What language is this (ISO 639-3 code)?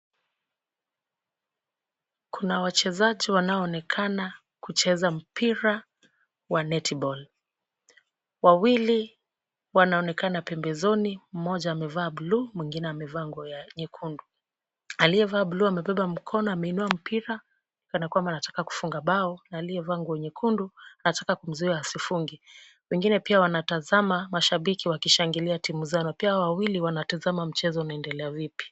swa